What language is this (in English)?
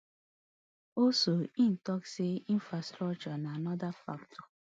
Nigerian Pidgin